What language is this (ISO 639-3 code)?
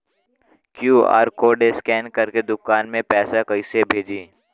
bho